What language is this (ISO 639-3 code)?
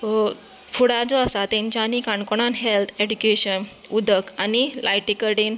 kok